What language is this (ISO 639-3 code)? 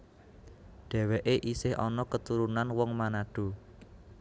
jav